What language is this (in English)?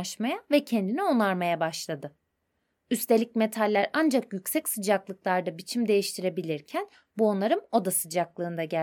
Turkish